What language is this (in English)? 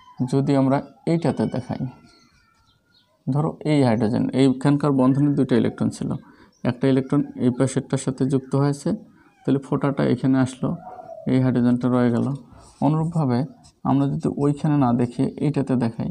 Hindi